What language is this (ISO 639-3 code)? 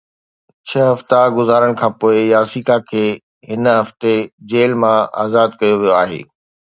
snd